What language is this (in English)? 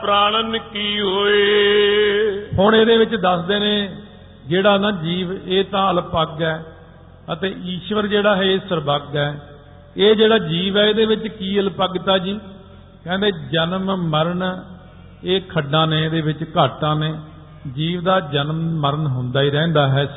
Punjabi